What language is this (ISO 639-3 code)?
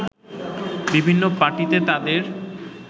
ben